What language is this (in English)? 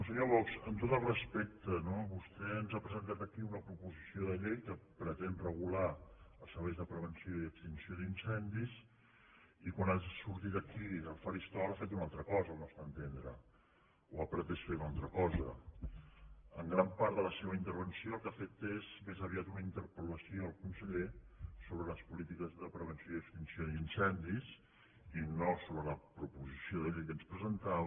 Catalan